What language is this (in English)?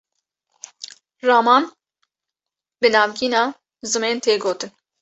Kurdish